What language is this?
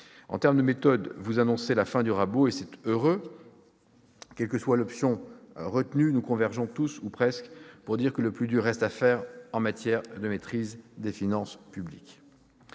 French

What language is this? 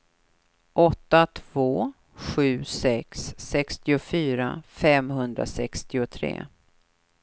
Swedish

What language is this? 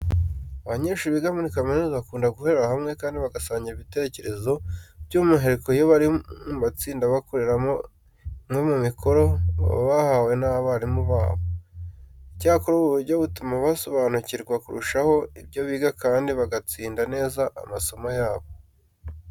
Kinyarwanda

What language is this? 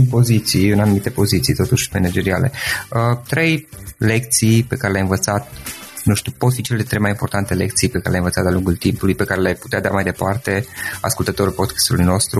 Romanian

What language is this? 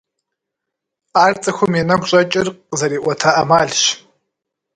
Kabardian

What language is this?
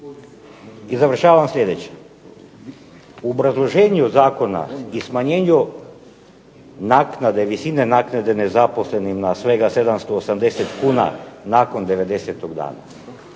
Croatian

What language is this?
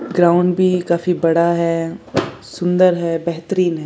Hindi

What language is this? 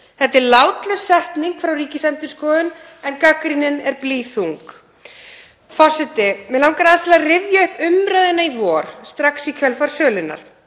Icelandic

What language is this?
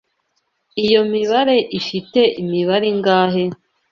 Kinyarwanda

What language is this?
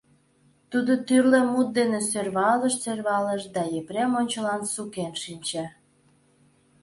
Mari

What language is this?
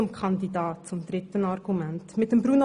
Swiss German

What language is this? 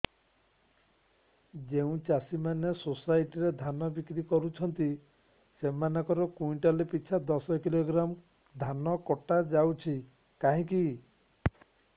Odia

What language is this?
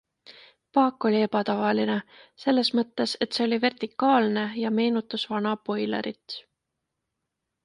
Estonian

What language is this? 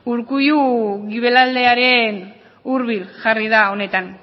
Basque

